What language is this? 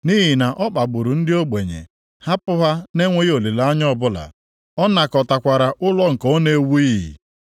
Igbo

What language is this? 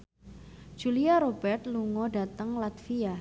Javanese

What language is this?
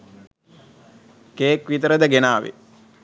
Sinhala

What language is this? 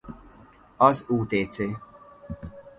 Hungarian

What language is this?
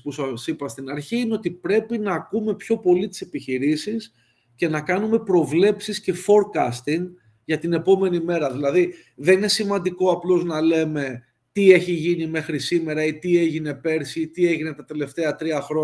Greek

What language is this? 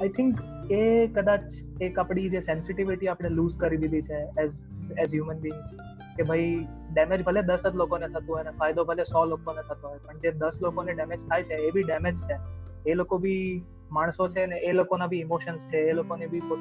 Gujarati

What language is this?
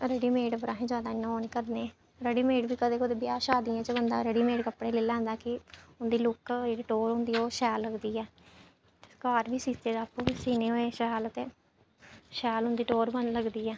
Dogri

